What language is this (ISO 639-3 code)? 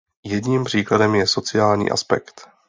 ces